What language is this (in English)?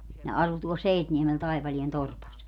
Finnish